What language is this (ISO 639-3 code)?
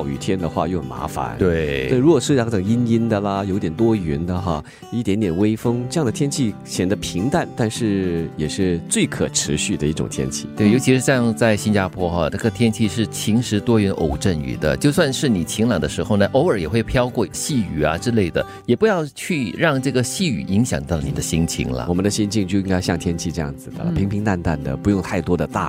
zho